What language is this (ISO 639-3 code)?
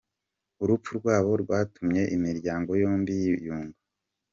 kin